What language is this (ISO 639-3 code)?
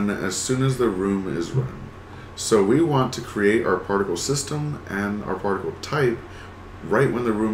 eng